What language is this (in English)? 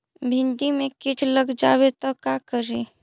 Magahi